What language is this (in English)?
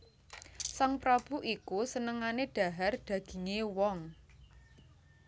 Javanese